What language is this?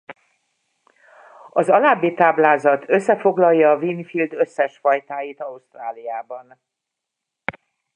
Hungarian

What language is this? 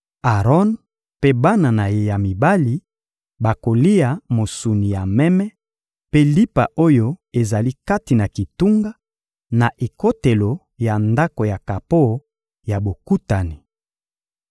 Lingala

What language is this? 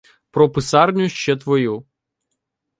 Ukrainian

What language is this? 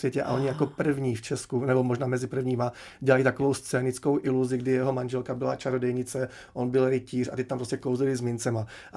Czech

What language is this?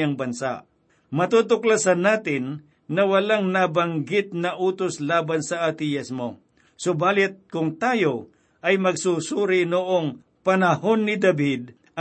Filipino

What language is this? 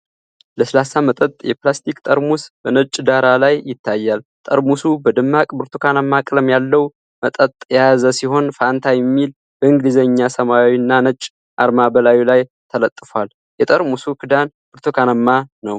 Amharic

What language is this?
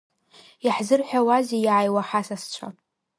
Abkhazian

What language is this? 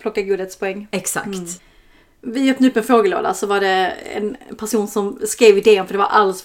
Swedish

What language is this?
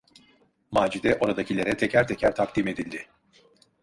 Turkish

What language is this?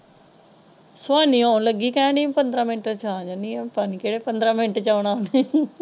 Punjabi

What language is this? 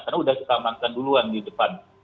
Indonesian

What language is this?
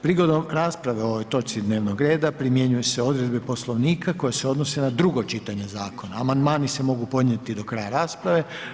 Croatian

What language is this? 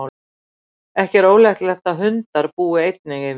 Icelandic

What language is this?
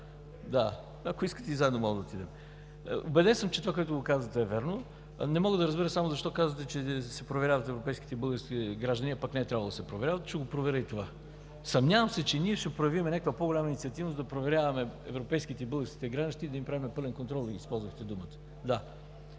Bulgarian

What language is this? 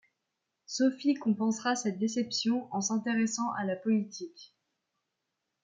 French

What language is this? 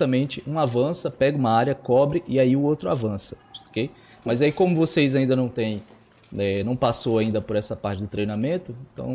Portuguese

